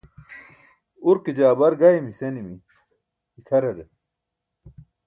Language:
Burushaski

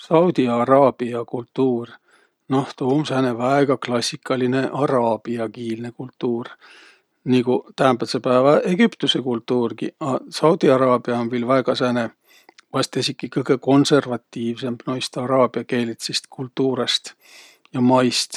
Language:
Võro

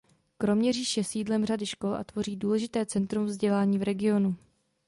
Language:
Czech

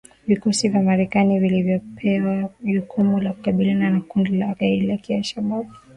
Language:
Swahili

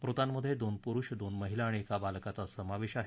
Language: Marathi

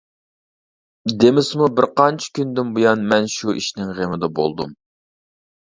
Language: Uyghur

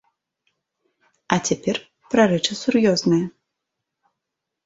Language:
Belarusian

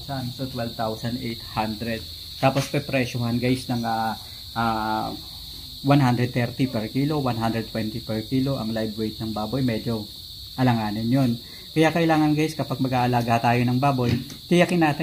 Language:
Filipino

